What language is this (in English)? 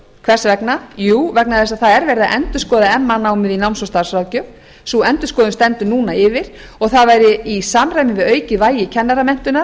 Icelandic